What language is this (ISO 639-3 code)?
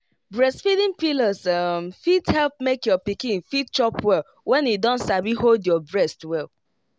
pcm